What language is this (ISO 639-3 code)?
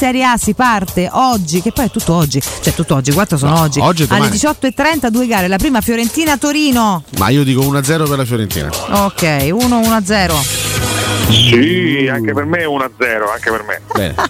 ita